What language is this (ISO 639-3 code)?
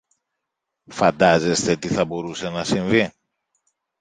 ell